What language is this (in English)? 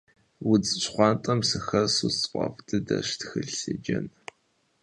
Kabardian